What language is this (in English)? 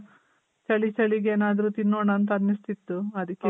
Kannada